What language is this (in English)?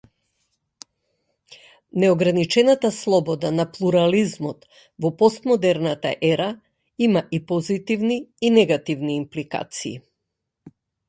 Macedonian